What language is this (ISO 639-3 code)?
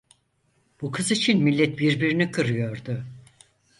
tur